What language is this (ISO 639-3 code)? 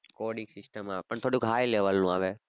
guj